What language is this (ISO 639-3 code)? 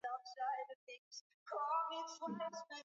swa